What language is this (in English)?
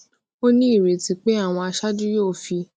Yoruba